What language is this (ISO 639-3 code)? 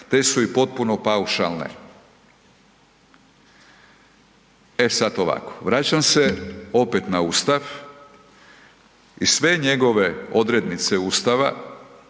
hrv